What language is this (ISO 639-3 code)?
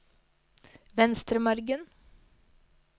nor